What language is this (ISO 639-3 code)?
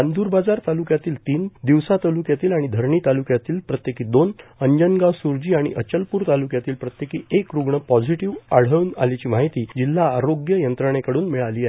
mar